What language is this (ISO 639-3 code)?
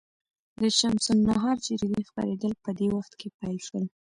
pus